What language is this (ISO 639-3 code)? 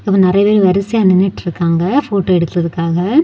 tam